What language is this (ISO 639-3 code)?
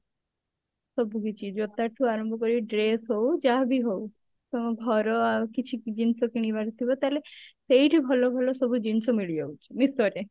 ori